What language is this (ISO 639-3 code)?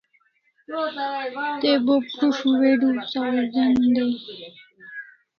kls